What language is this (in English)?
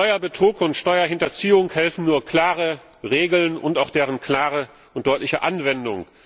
German